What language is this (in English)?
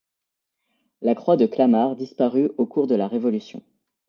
French